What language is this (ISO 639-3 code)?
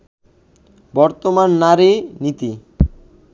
ben